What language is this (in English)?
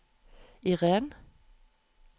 Norwegian